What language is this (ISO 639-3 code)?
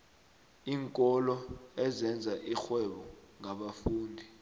nbl